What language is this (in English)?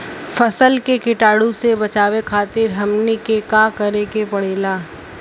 Bhojpuri